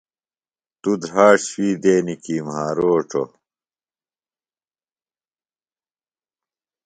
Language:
Phalura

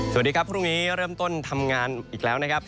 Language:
Thai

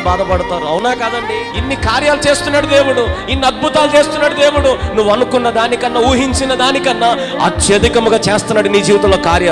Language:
Indonesian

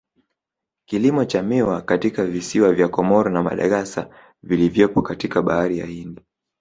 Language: Swahili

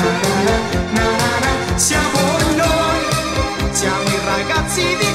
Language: Italian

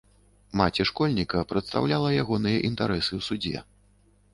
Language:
Belarusian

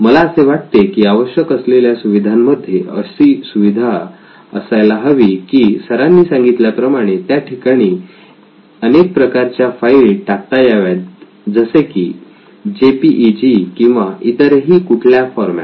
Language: Marathi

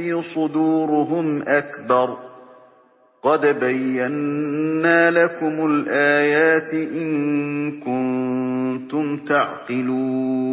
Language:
Arabic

